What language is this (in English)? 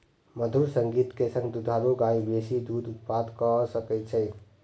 Maithili